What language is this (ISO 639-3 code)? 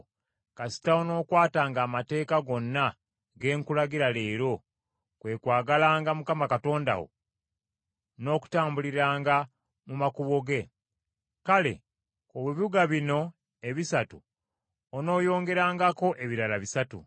lug